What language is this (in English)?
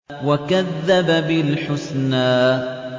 Arabic